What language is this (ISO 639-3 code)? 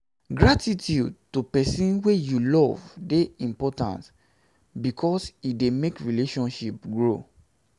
pcm